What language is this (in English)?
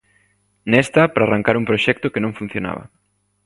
Galician